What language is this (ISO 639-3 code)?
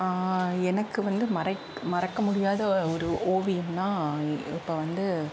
tam